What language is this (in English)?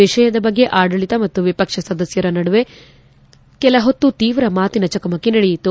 Kannada